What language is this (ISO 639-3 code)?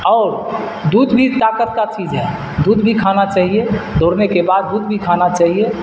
urd